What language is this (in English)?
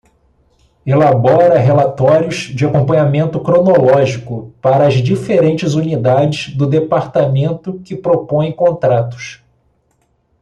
Portuguese